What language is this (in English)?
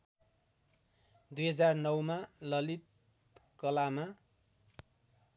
Nepali